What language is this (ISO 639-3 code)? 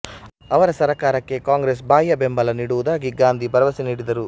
kan